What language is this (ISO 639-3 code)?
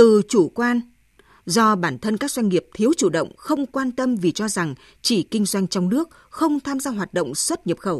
vie